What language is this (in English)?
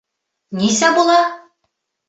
Bashkir